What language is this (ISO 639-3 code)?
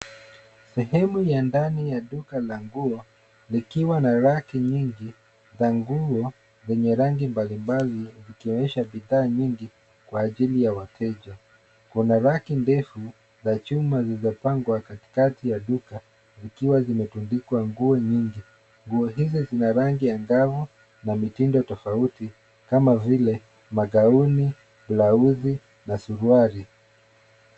swa